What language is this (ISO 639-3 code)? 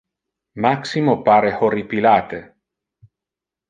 ina